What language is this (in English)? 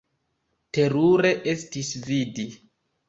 Esperanto